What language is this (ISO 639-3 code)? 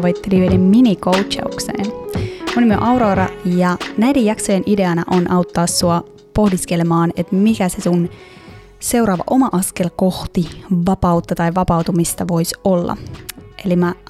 fin